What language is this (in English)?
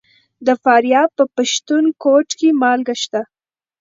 Pashto